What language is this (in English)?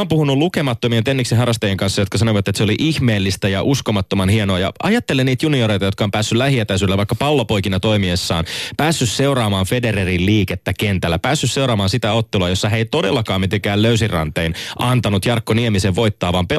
Finnish